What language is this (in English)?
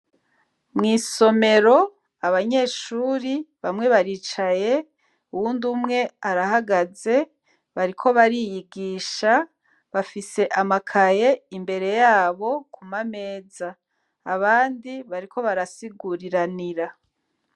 Rundi